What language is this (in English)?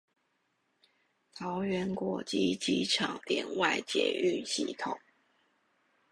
Chinese